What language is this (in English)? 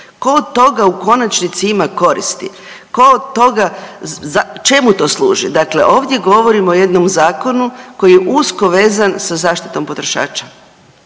Croatian